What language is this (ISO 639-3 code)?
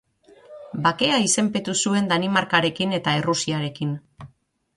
eus